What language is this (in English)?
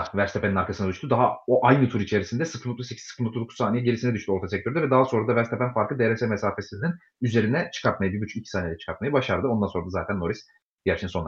Turkish